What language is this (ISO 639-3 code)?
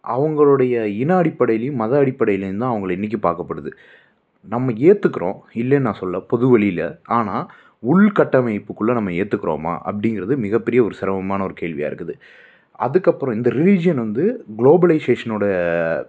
tam